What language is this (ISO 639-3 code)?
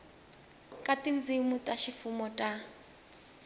tso